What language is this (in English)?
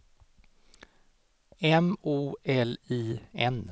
Swedish